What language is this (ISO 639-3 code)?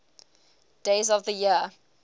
eng